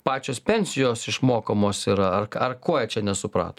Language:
Lithuanian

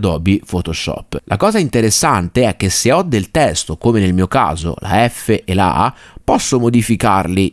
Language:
Italian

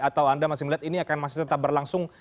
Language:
Indonesian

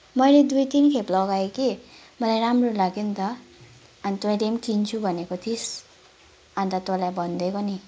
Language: Nepali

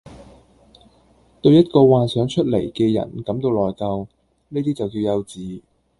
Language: Cantonese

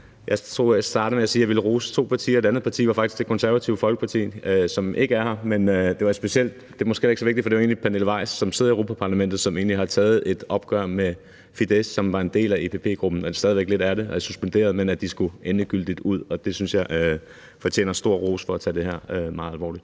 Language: Danish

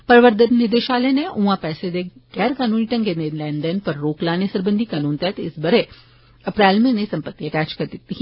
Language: Dogri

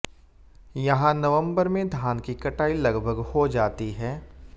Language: Hindi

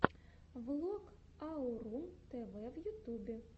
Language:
Russian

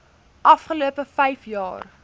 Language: Afrikaans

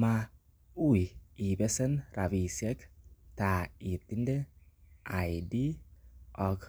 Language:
Kalenjin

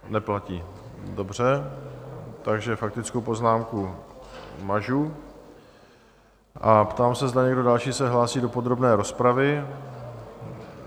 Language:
Czech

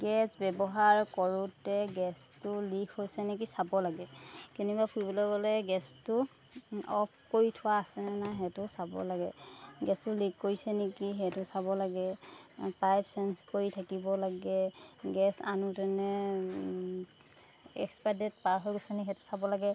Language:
Assamese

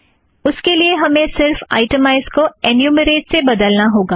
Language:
Hindi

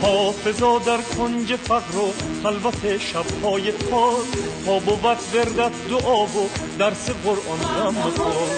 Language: Persian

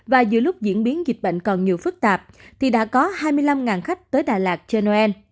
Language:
Vietnamese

